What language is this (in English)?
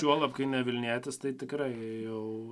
Lithuanian